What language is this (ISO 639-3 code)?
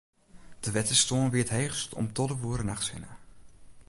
fry